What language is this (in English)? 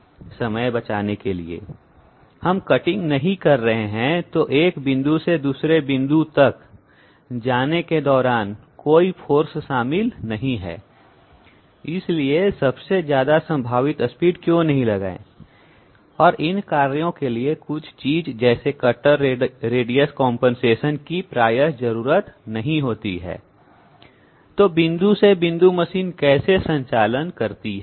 Hindi